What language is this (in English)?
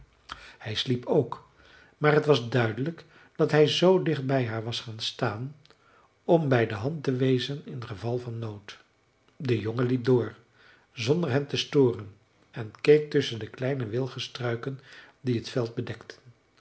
Dutch